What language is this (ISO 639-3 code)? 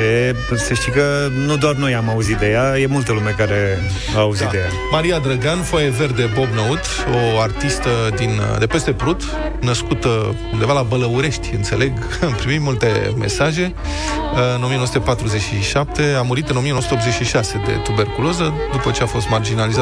ron